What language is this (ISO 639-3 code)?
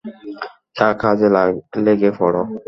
ben